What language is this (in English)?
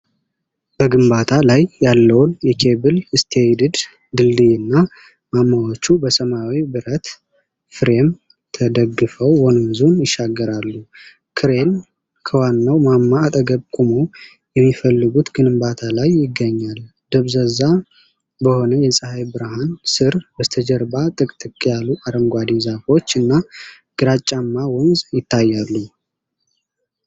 Amharic